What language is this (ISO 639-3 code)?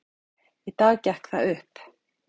isl